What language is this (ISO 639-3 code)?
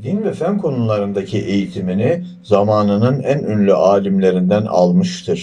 tur